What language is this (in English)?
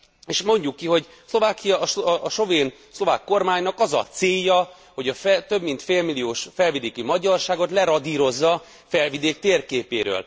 Hungarian